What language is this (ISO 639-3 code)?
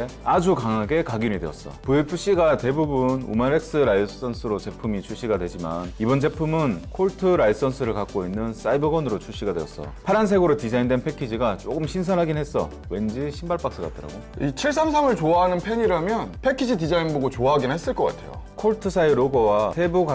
kor